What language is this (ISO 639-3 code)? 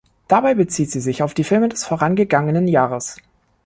deu